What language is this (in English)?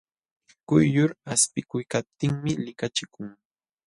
Jauja Wanca Quechua